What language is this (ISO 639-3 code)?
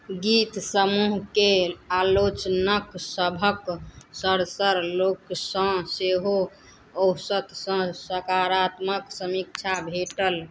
mai